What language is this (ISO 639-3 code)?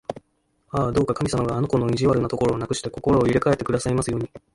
jpn